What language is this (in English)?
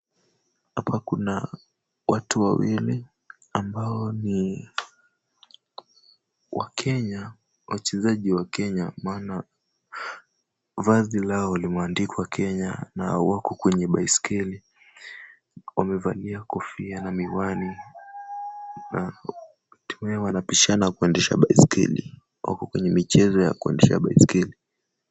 Swahili